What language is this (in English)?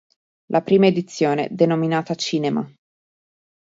Italian